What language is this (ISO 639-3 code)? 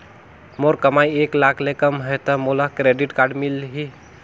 hne